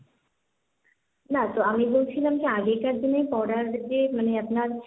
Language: Bangla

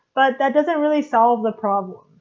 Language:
English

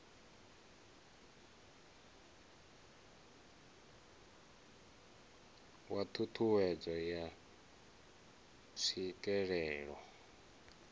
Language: Venda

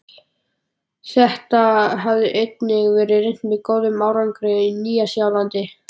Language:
Icelandic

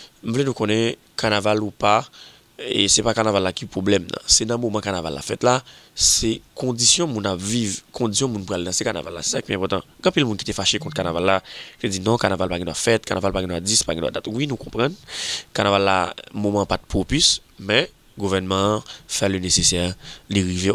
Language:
French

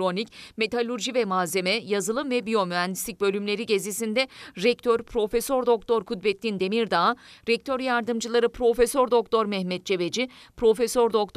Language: Turkish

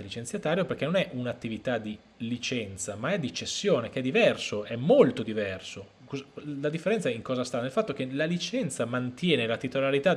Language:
Italian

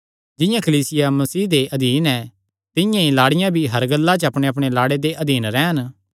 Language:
Kangri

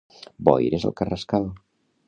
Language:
Catalan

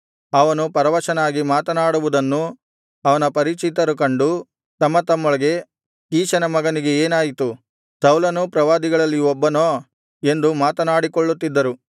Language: Kannada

